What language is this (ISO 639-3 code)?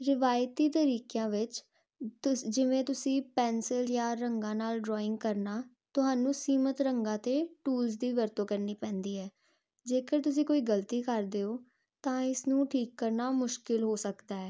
pan